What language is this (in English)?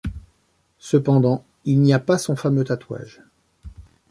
French